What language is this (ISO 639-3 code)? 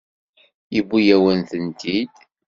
kab